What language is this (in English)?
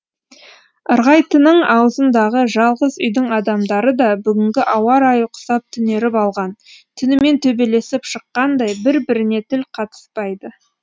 Kazakh